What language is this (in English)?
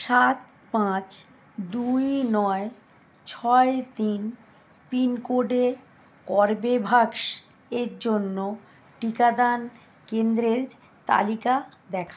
Bangla